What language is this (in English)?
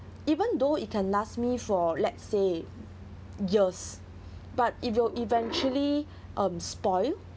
English